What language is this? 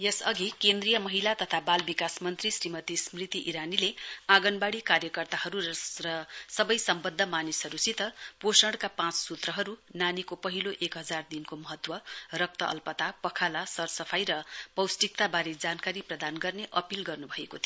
Nepali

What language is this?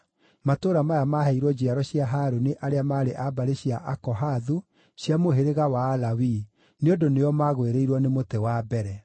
Kikuyu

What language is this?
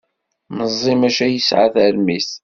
Kabyle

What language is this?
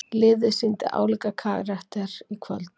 Icelandic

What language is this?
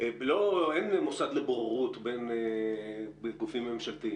Hebrew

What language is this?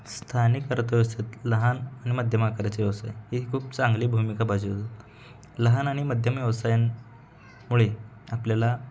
Marathi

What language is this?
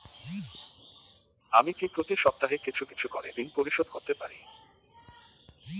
Bangla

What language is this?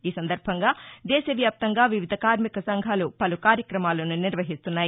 Telugu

